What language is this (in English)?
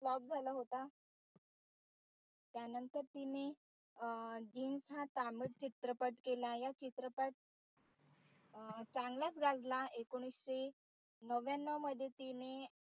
Marathi